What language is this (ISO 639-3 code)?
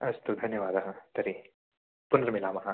san